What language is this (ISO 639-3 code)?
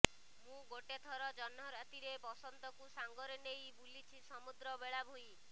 ori